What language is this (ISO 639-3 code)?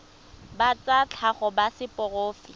tsn